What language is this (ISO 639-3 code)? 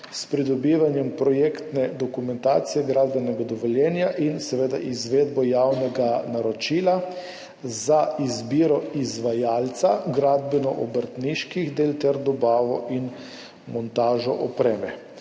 slv